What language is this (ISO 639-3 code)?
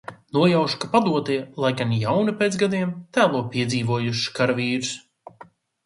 lav